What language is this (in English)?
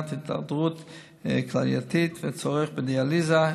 Hebrew